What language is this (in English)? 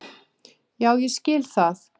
Icelandic